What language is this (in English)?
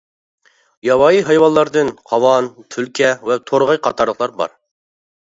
Uyghur